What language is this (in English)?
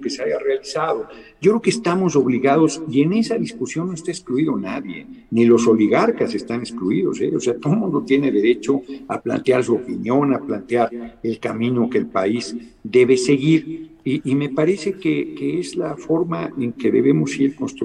Spanish